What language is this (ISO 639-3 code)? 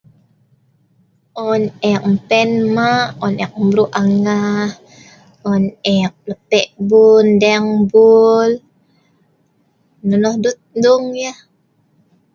snv